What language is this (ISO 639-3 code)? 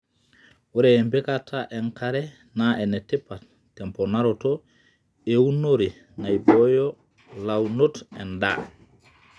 mas